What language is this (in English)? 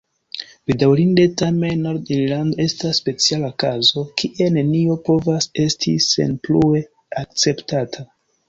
Esperanto